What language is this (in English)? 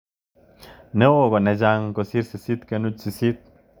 Kalenjin